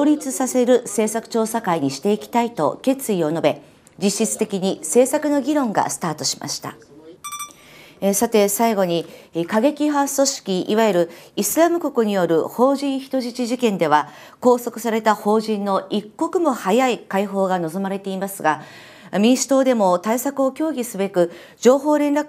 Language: Japanese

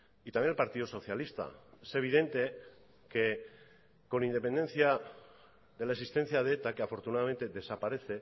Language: Spanish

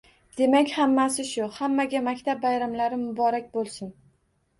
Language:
Uzbek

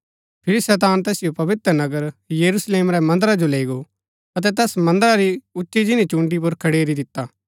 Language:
Gaddi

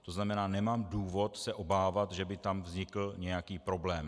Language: Czech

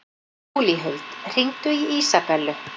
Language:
Icelandic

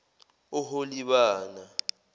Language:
Zulu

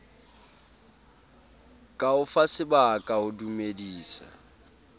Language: Southern Sotho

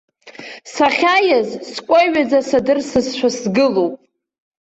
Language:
Abkhazian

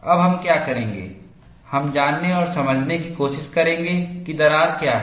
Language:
Hindi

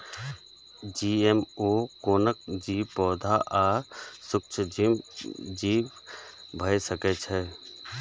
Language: Maithili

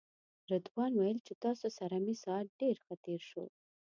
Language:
Pashto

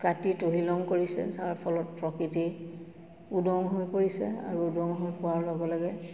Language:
Assamese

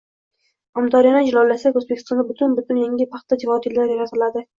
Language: Uzbek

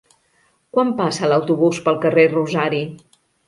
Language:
Catalan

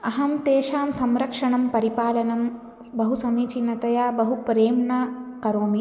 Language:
Sanskrit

